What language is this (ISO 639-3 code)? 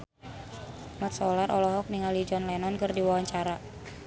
sun